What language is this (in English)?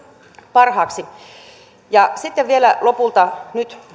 Finnish